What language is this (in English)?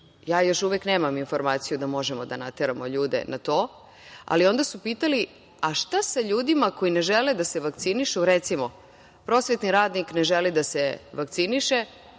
Serbian